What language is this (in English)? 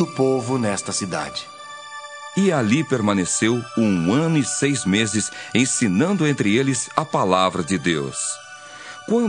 Portuguese